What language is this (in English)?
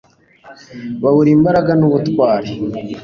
Kinyarwanda